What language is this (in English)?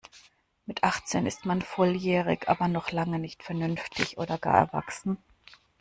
German